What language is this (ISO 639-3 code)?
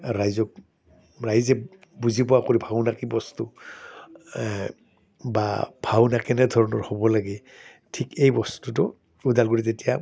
asm